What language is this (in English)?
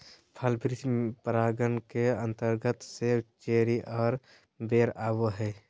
Magahi